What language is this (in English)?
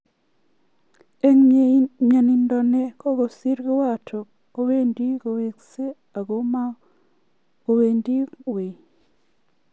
Kalenjin